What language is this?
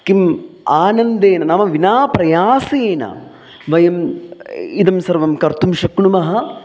Sanskrit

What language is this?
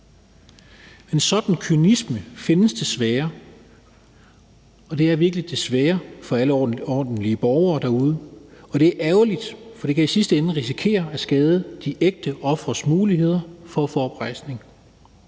Danish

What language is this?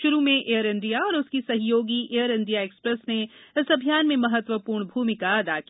Hindi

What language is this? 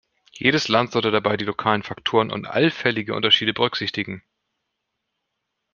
German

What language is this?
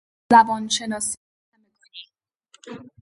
Persian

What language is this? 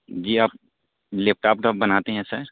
Urdu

